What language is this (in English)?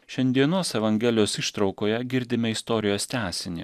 Lithuanian